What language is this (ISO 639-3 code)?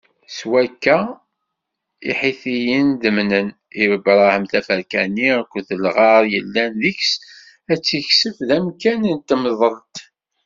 kab